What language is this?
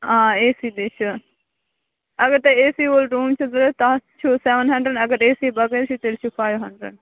Kashmiri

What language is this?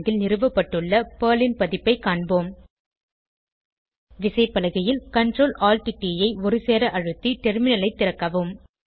Tamil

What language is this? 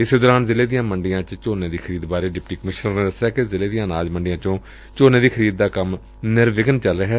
Punjabi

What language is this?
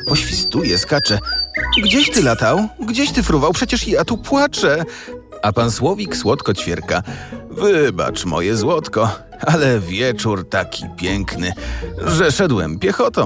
Polish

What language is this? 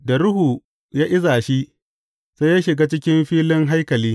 Hausa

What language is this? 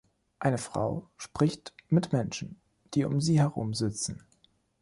German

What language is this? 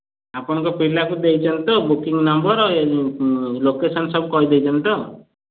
Odia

